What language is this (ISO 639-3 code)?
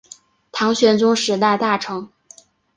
zho